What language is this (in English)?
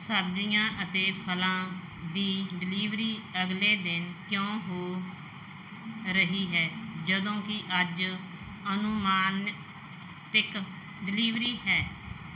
Punjabi